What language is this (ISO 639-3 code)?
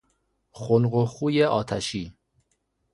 fas